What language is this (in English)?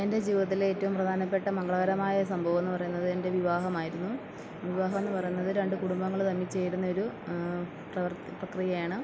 Malayalam